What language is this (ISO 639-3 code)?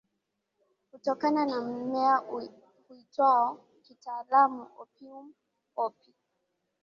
swa